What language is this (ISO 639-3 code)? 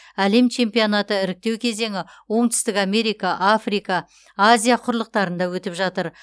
kaz